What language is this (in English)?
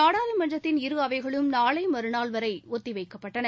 Tamil